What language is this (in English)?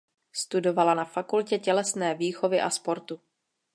Czech